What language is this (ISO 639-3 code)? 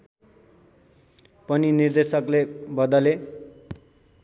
nep